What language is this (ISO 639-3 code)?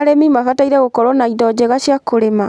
kik